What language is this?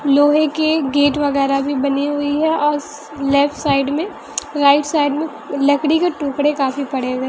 Hindi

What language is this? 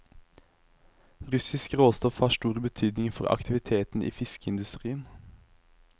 Norwegian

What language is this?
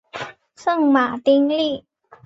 Chinese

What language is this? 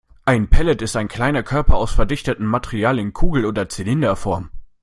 German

